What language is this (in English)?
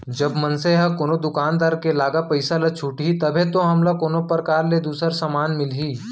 Chhattisgarhi